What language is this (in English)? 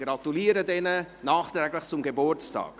Swiss German